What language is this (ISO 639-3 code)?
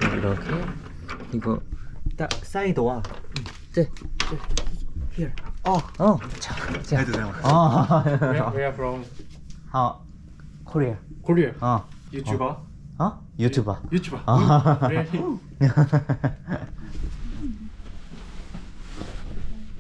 kor